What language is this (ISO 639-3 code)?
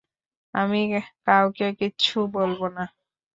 ben